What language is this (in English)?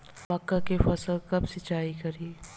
Bhojpuri